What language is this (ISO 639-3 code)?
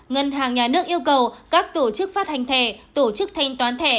vie